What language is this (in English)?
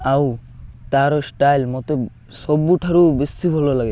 Odia